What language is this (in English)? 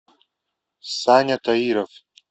Russian